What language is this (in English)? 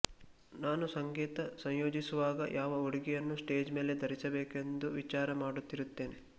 Kannada